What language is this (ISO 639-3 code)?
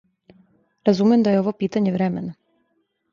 srp